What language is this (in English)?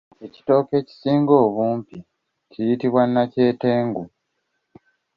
Ganda